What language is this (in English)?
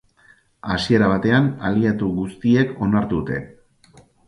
Basque